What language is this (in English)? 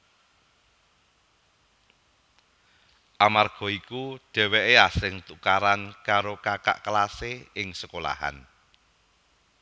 Javanese